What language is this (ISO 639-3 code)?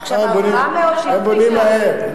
heb